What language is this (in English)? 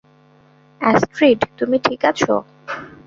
Bangla